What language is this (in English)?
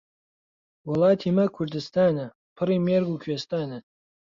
Central Kurdish